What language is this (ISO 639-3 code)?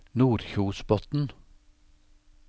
nor